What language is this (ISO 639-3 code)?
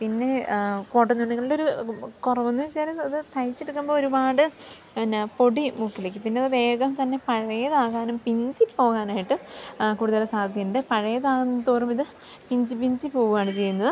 mal